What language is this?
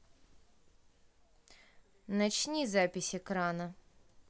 Russian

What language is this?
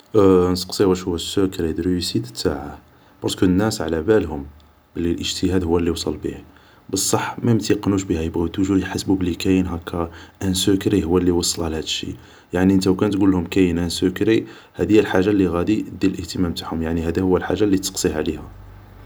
Algerian Arabic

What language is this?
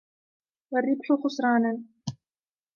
Arabic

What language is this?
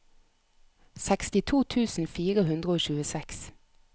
Norwegian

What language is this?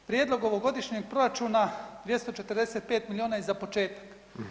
Croatian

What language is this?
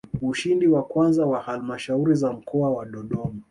Swahili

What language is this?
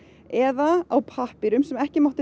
Icelandic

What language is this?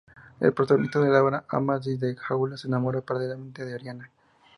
Spanish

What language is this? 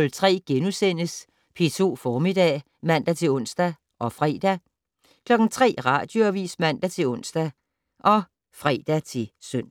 Danish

